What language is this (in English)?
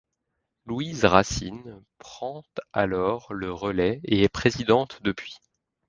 French